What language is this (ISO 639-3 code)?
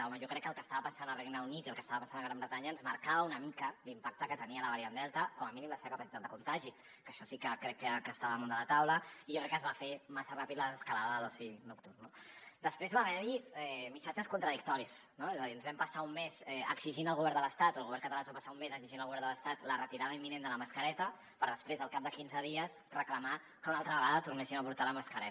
cat